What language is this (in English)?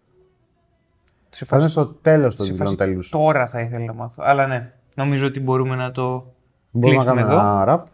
Greek